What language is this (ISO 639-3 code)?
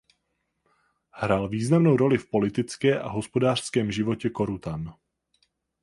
ces